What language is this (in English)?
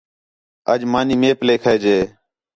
Khetrani